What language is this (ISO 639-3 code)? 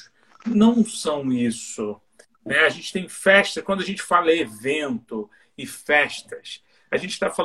por